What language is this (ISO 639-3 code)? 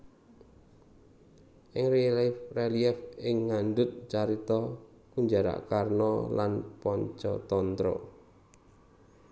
jav